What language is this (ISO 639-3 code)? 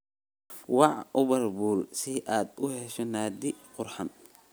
som